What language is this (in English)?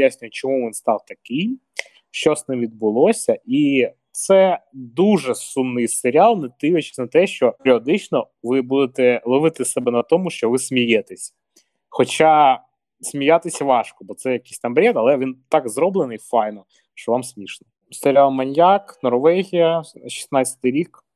Ukrainian